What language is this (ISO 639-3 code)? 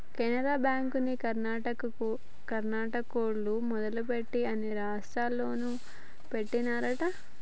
tel